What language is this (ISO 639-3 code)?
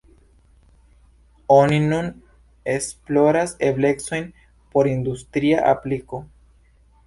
epo